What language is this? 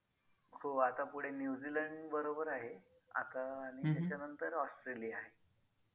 Marathi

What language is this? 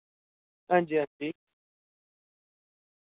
Dogri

